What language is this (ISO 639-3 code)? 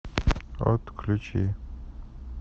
rus